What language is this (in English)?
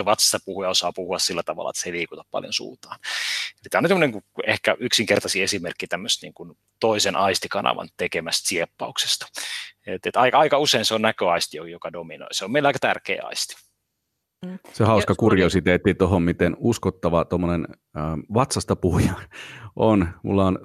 Finnish